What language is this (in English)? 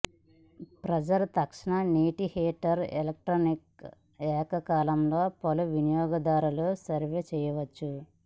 Telugu